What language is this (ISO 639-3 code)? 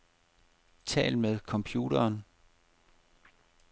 dan